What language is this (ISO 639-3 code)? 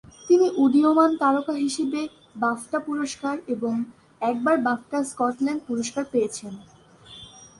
ben